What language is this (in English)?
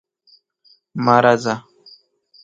Pashto